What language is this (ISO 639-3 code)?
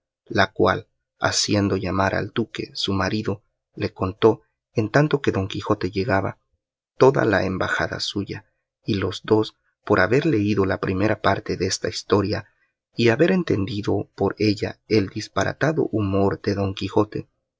spa